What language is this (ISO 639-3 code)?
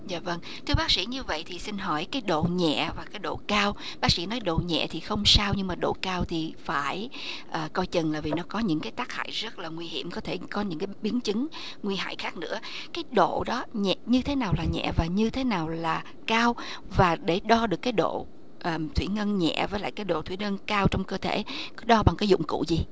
vie